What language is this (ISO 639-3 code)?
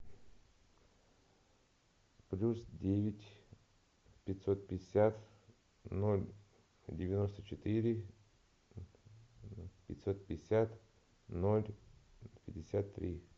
rus